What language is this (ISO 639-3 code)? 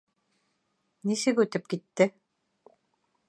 bak